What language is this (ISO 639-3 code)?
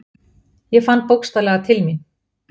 isl